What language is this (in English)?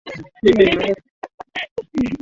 Swahili